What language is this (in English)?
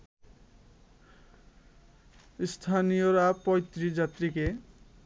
Bangla